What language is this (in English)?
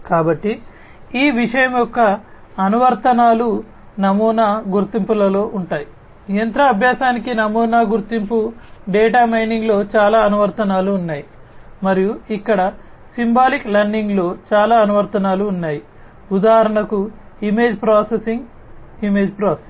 Telugu